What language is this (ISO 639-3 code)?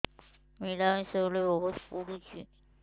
ori